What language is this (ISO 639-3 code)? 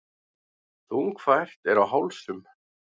isl